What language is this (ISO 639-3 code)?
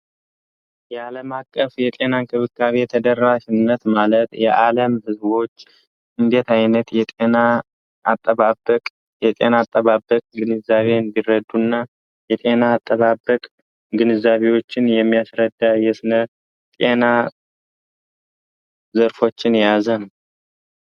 amh